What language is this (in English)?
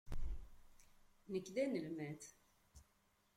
Kabyle